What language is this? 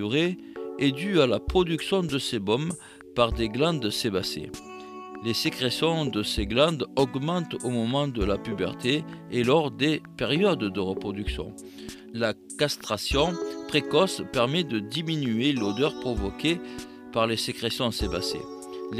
French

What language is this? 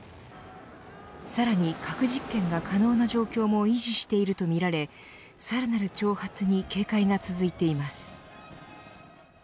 Japanese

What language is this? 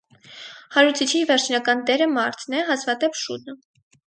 Armenian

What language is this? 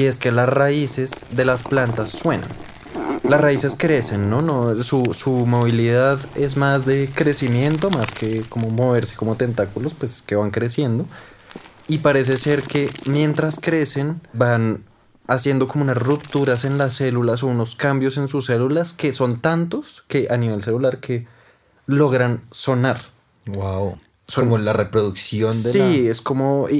Spanish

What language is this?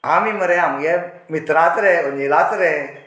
Konkani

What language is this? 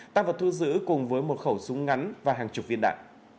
Vietnamese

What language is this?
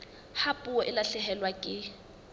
Southern Sotho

